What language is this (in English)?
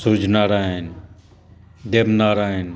Maithili